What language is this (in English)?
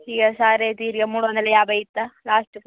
Telugu